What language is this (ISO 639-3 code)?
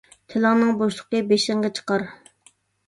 uig